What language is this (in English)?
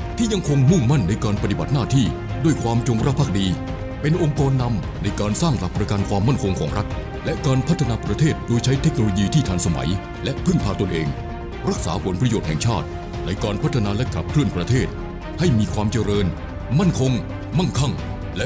Thai